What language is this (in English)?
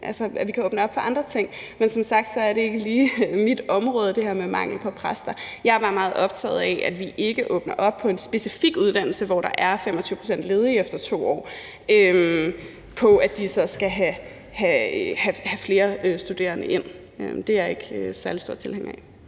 Danish